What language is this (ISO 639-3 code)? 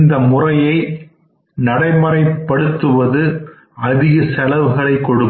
tam